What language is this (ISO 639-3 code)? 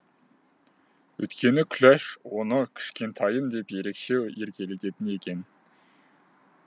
kaz